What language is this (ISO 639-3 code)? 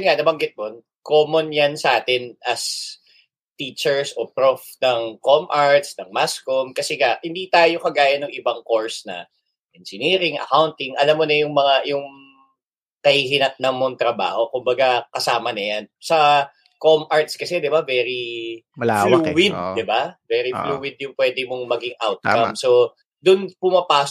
fil